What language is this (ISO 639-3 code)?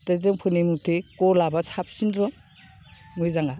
brx